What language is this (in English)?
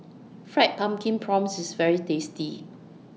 English